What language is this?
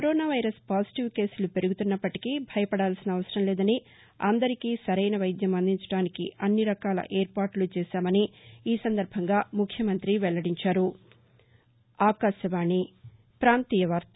Telugu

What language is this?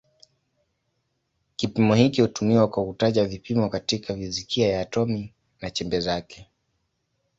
Swahili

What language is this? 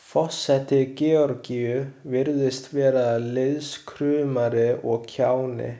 Icelandic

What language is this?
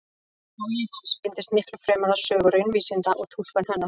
Icelandic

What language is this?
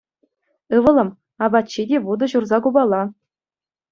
Chuvash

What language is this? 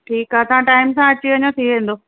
Sindhi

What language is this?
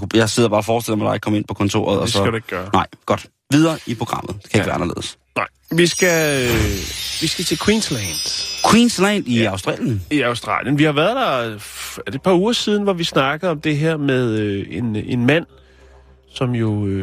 Danish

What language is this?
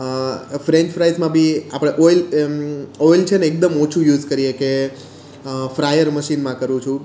Gujarati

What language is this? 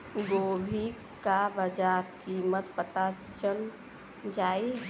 Bhojpuri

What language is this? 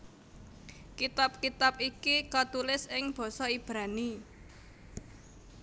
Javanese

